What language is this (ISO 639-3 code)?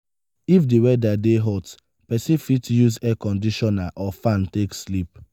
pcm